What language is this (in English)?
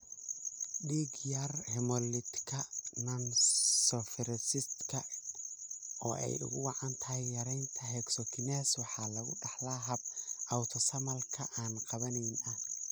Somali